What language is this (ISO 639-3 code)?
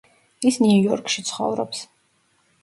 kat